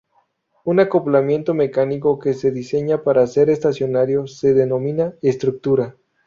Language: Spanish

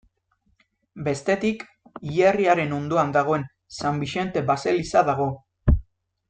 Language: Basque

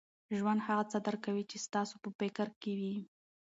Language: Pashto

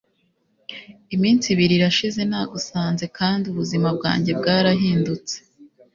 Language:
Kinyarwanda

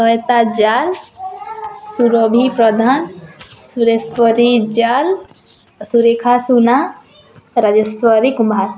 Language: Odia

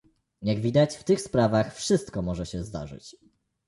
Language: Polish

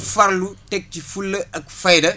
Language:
Wolof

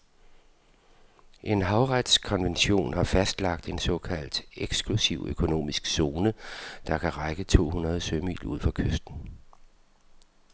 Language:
Danish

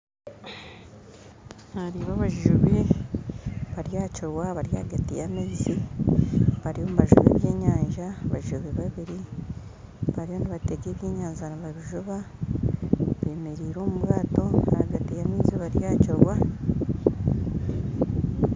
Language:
Nyankole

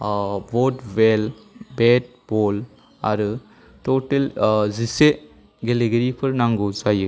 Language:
Bodo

